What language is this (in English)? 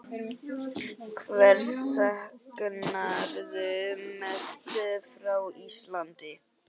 Icelandic